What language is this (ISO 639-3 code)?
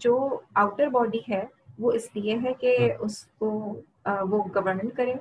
urd